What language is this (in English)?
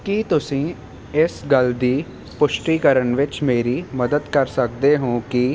Punjabi